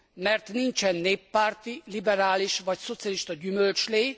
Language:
Hungarian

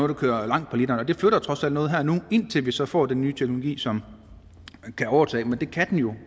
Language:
Danish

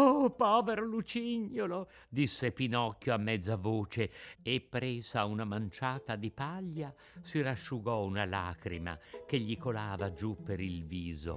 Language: Italian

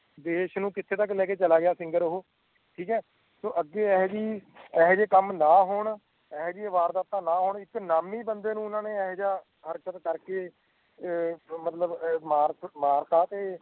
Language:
Punjabi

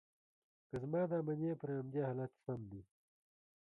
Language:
Pashto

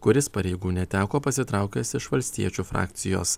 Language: Lithuanian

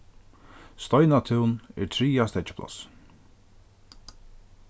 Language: Faroese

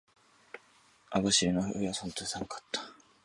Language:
Japanese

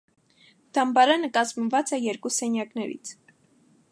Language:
Armenian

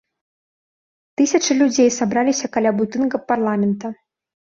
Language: Belarusian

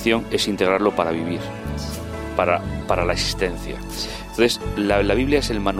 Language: Spanish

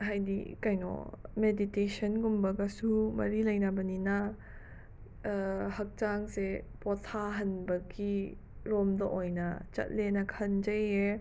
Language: Manipuri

